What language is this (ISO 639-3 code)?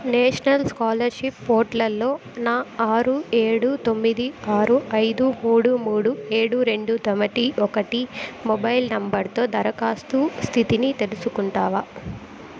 tel